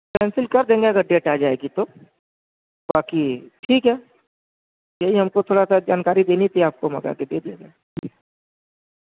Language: Urdu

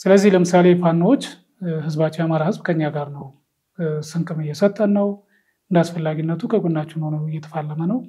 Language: Arabic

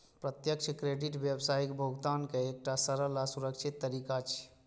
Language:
Maithili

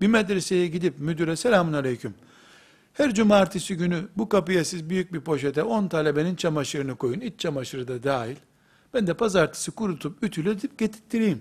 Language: Turkish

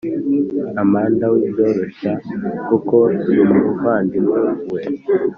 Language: Kinyarwanda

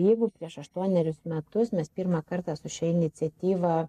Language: Lithuanian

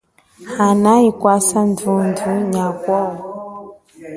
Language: Chokwe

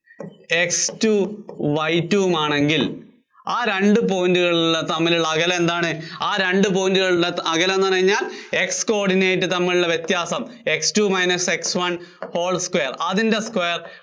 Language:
Malayalam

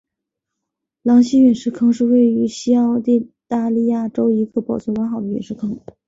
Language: Chinese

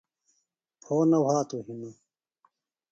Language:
Phalura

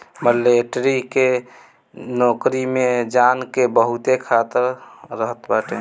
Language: Bhojpuri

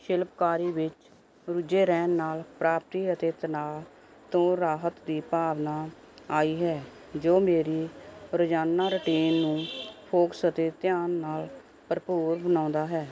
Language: Punjabi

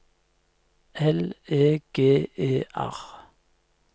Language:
Norwegian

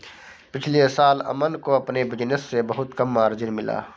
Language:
Hindi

